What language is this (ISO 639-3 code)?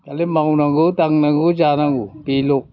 brx